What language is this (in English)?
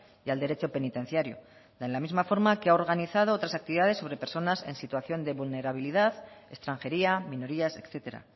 Spanish